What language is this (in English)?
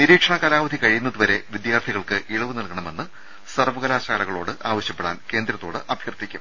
Malayalam